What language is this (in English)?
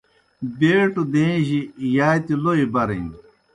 Kohistani Shina